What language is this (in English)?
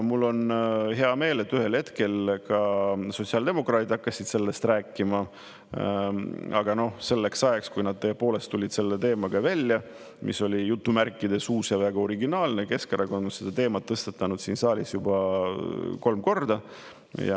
Estonian